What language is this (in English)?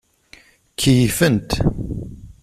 Kabyle